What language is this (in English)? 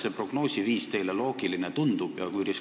Estonian